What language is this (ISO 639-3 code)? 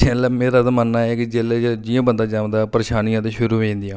doi